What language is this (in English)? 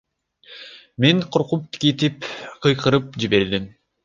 Kyrgyz